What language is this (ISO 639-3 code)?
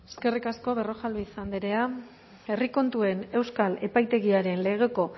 eus